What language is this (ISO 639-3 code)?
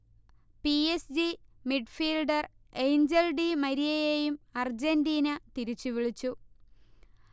mal